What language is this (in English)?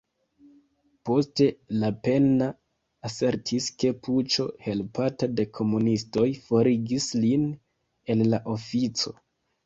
Esperanto